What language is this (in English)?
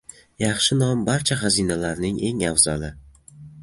Uzbek